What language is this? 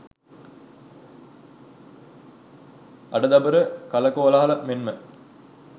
Sinhala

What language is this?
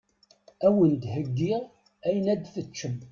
Kabyle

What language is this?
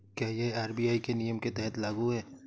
Hindi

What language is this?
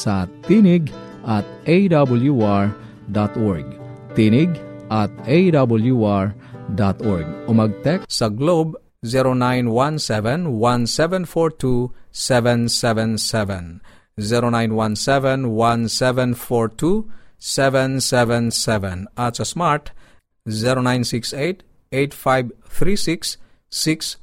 Filipino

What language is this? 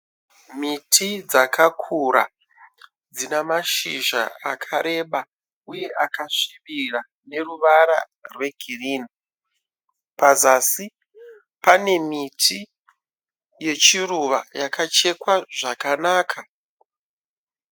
Shona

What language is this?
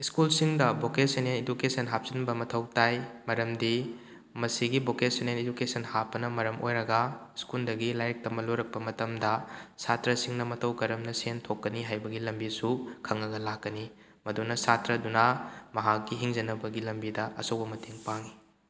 Manipuri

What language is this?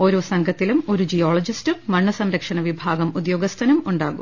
Malayalam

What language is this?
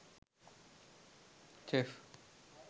Sinhala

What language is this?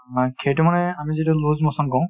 Assamese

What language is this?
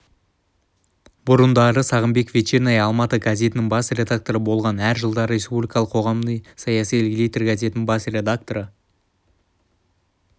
Kazakh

